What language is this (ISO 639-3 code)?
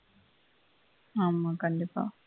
tam